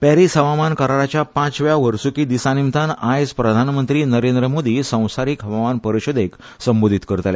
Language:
Konkani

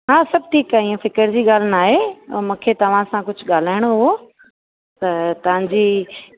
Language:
Sindhi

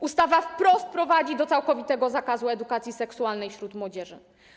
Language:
Polish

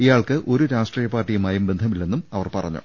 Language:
Malayalam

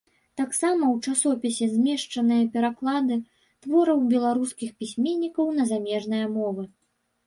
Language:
Belarusian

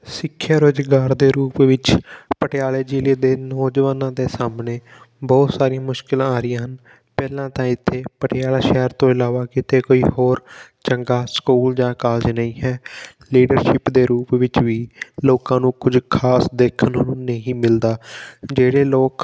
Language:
Punjabi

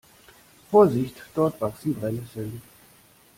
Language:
German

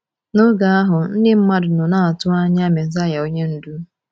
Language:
Igbo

